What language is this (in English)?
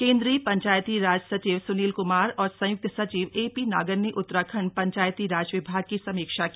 Hindi